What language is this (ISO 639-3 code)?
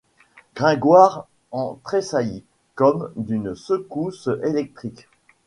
fra